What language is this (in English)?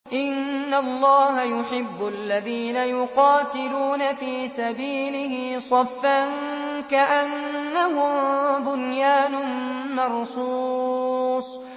Arabic